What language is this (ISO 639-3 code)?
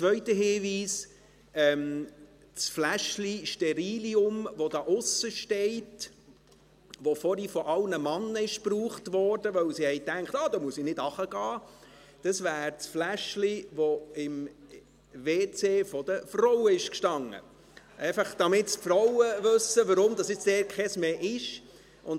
gsw